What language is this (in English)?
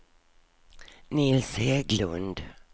Swedish